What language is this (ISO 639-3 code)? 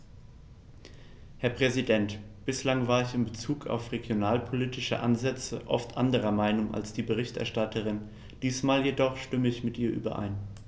deu